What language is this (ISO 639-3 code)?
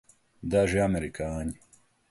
lav